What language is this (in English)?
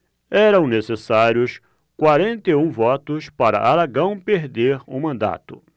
Portuguese